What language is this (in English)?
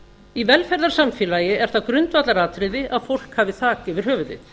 Icelandic